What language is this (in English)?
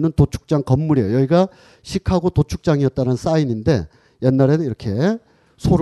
Korean